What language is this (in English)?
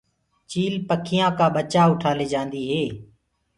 Gurgula